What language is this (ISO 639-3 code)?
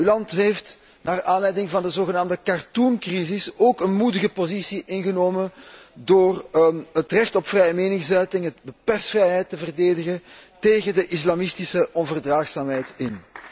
nld